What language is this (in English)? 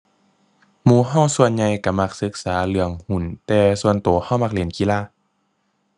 Thai